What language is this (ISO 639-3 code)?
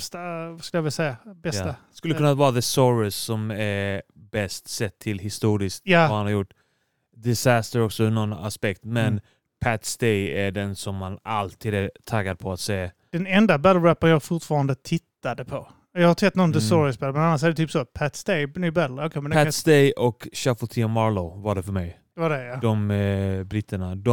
swe